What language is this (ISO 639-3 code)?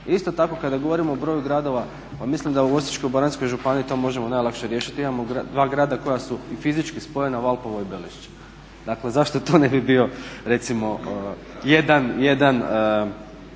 hrv